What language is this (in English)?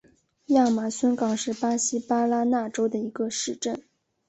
Chinese